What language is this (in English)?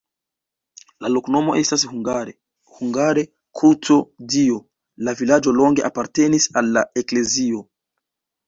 Esperanto